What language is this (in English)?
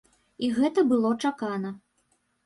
Belarusian